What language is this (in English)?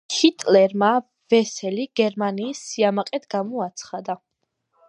Georgian